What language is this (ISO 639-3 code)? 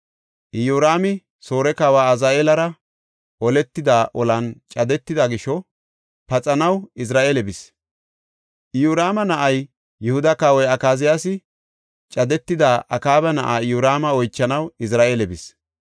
gof